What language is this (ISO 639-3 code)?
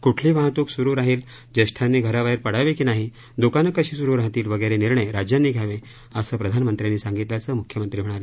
mar